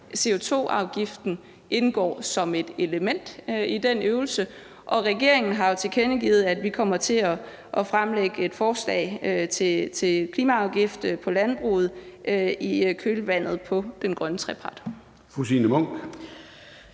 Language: Danish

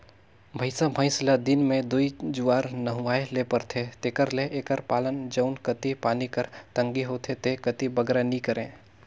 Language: Chhattisgarhi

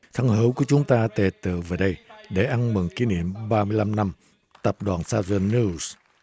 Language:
Vietnamese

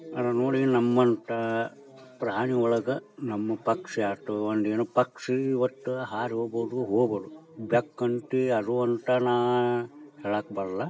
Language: Kannada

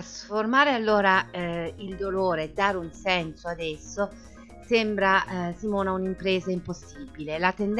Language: Italian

